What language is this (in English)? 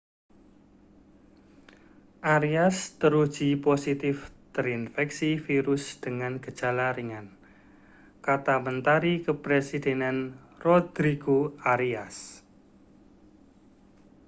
Indonesian